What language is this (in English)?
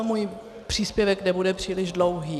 Czech